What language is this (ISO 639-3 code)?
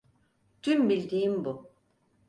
tur